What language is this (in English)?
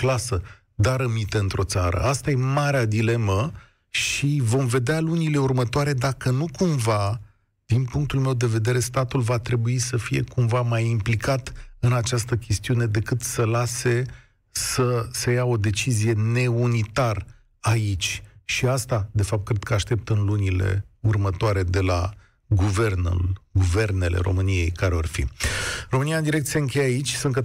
Romanian